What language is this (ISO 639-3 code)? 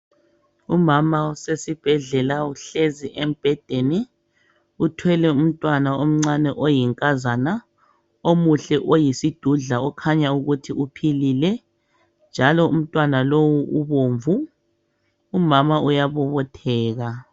nde